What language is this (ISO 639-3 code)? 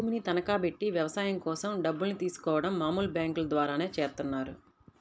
tel